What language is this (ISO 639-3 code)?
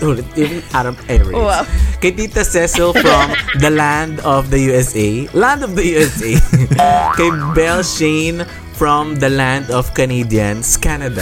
fil